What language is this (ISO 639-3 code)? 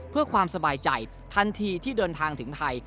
tha